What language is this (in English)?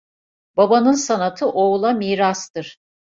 Turkish